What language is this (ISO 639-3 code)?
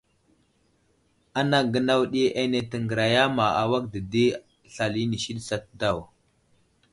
udl